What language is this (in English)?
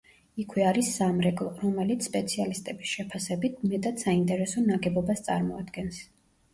Georgian